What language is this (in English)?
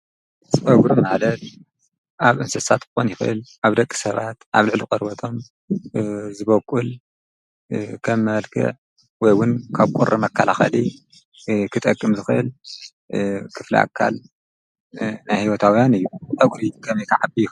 Tigrinya